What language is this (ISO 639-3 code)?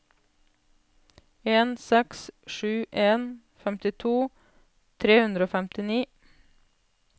nor